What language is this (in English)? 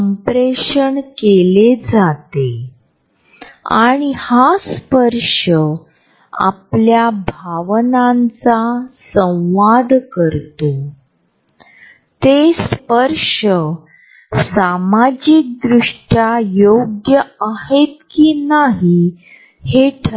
Marathi